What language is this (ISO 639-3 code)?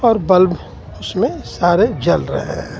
hin